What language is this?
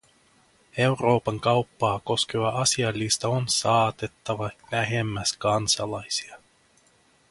Finnish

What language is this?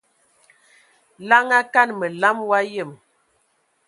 Ewondo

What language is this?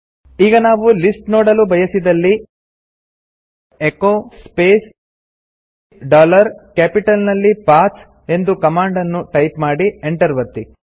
Kannada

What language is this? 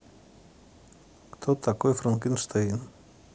Russian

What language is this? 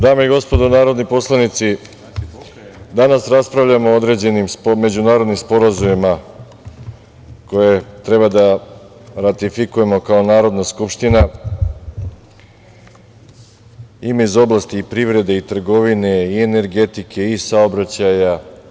Serbian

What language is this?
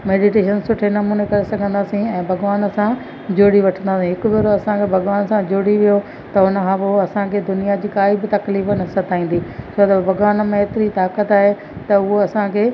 Sindhi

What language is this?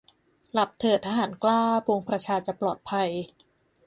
Thai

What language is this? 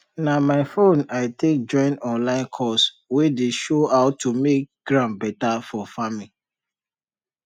Nigerian Pidgin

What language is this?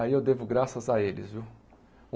Portuguese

